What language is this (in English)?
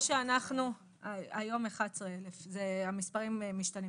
Hebrew